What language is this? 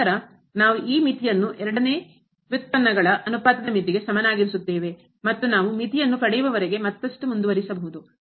Kannada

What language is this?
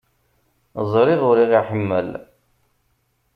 Kabyle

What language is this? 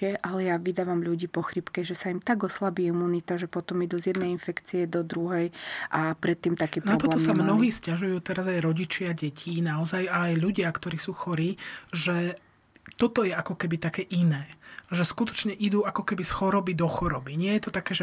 Slovak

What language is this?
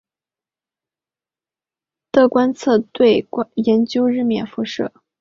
Chinese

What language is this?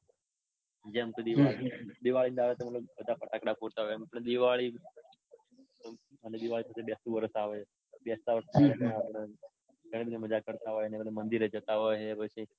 Gujarati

